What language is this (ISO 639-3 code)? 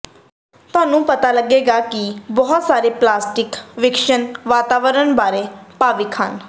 pan